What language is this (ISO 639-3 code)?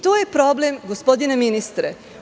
srp